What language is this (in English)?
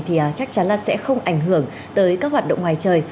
Vietnamese